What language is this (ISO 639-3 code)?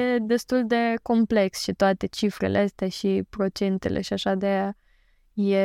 ron